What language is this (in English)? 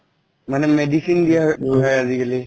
Assamese